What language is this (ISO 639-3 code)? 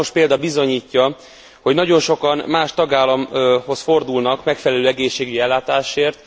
hun